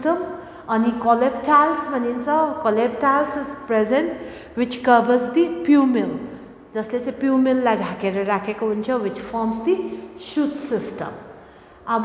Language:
English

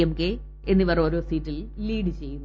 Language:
Malayalam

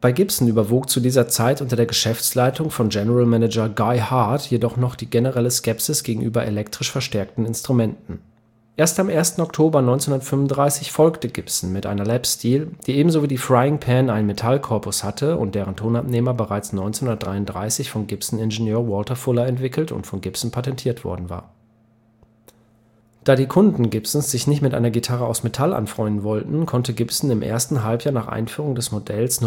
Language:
German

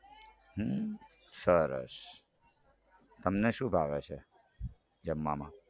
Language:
Gujarati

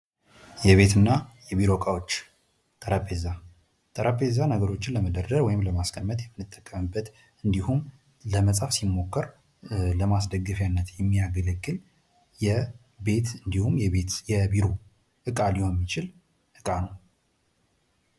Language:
Amharic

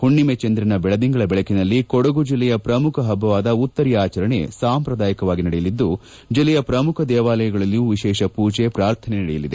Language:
Kannada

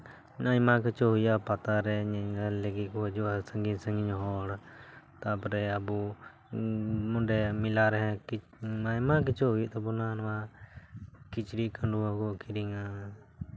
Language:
Santali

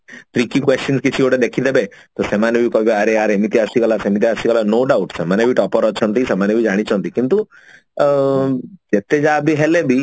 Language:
Odia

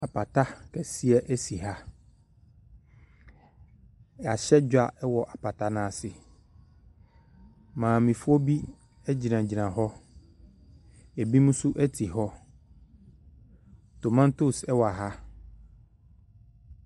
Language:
Akan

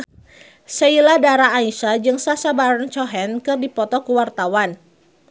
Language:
Sundanese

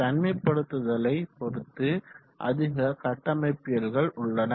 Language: Tamil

